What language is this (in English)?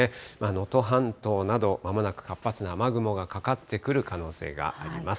Japanese